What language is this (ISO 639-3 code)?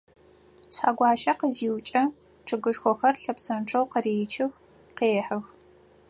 ady